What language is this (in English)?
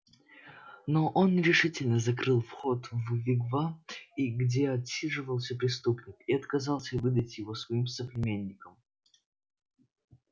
Russian